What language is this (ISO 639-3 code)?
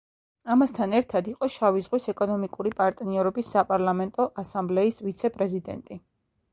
kat